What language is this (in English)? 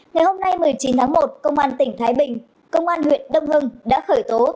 Vietnamese